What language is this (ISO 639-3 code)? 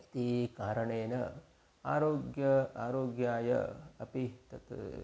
san